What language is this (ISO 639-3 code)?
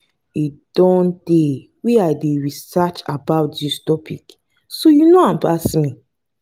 pcm